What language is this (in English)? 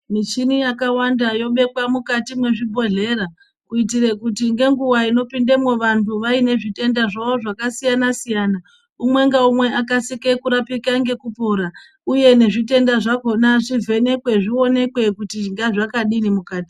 Ndau